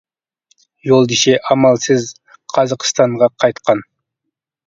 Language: Uyghur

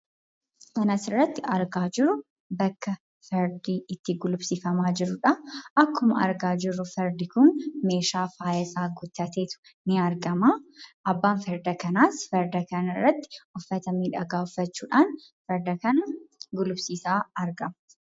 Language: Oromo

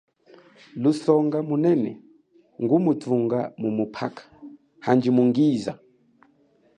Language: Chokwe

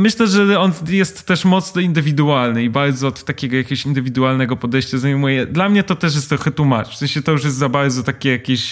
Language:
Polish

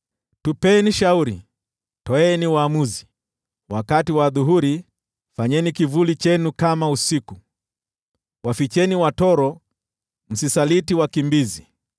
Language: Swahili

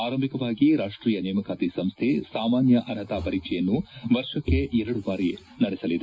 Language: Kannada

